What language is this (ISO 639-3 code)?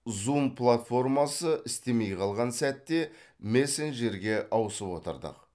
kaz